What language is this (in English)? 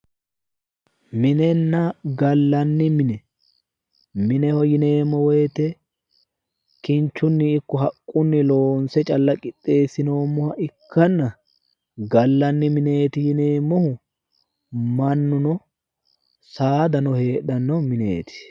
Sidamo